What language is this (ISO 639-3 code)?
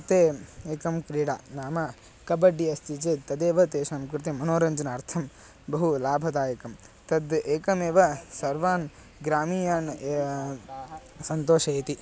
san